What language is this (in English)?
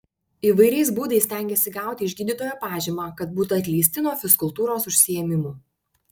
Lithuanian